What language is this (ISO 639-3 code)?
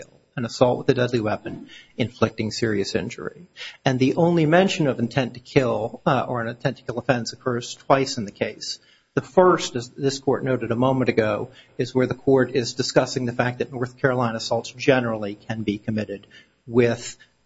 eng